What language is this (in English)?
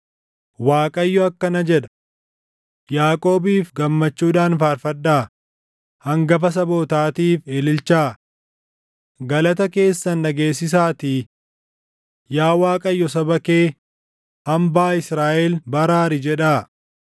Oromo